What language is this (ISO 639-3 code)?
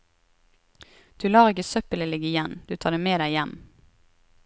nor